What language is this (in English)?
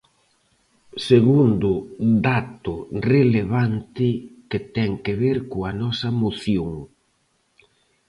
Galician